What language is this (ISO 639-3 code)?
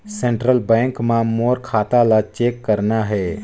hne